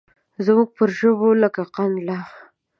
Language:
Pashto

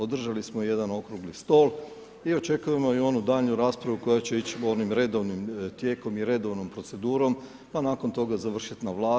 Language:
Croatian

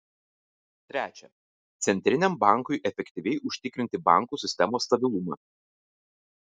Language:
Lithuanian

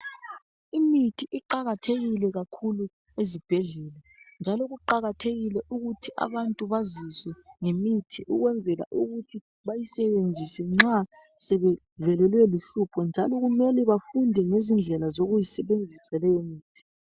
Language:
North Ndebele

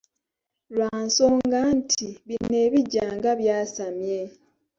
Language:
Ganda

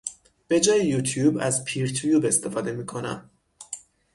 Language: Persian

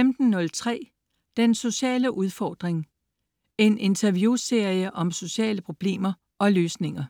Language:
Danish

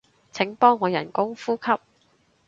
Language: Cantonese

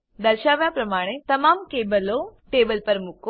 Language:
Gujarati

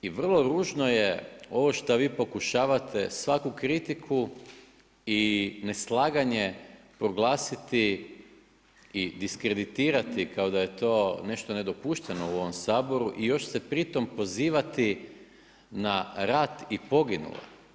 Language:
Croatian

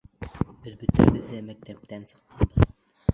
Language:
Bashkir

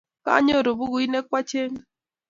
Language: Kalenjin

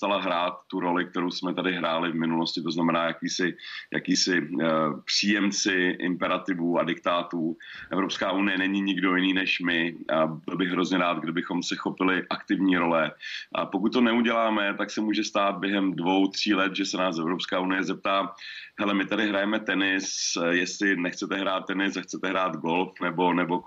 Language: Czech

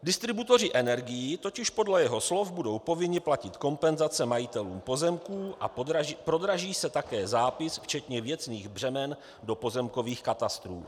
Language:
Czech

